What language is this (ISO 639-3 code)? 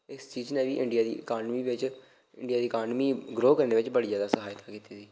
doi